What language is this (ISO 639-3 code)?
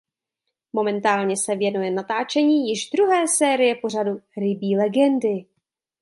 ces